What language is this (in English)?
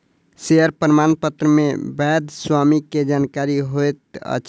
Maithili